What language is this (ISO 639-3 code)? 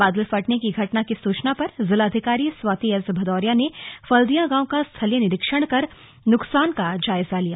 hin